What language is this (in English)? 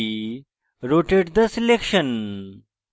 Bangla